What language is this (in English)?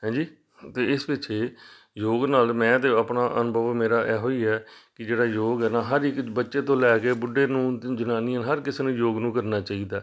Punjabi